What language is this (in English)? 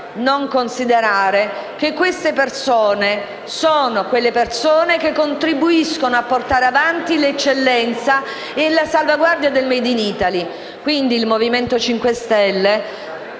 Italian